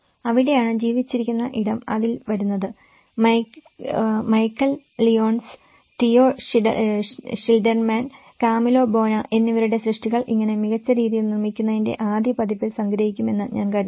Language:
Malayalam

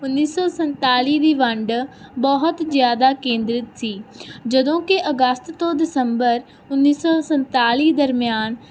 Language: Punjabi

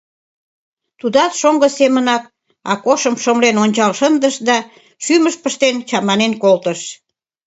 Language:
Mari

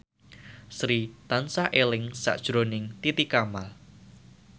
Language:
Javanese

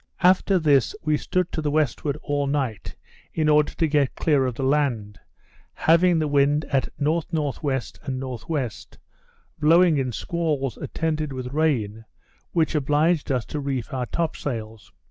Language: English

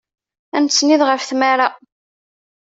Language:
Kabyle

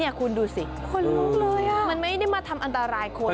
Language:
Thai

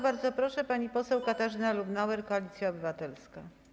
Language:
Polish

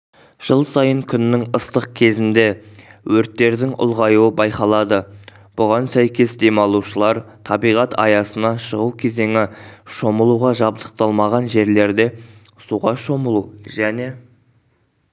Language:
Kazakh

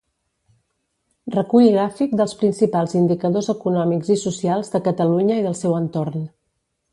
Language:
Catalan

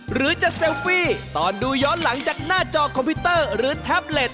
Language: Thai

